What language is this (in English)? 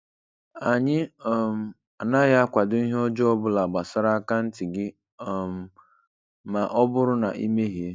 Igbo